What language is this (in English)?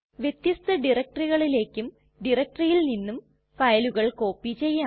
Malayalam